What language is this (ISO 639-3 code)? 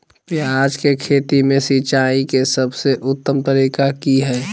mag